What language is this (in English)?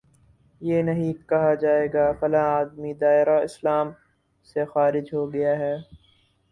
Urdu